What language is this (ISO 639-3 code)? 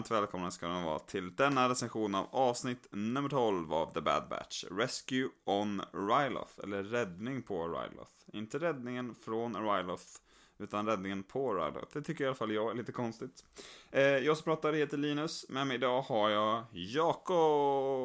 swe